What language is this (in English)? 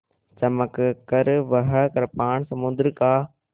Hindi